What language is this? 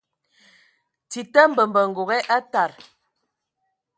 Ewondo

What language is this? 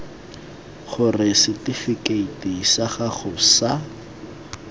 Tswana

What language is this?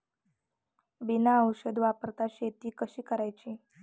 Marathi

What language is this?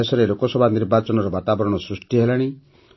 Odia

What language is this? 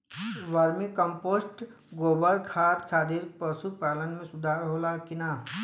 Bhojpuri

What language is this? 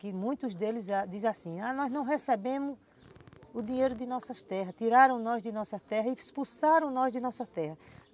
Portuguese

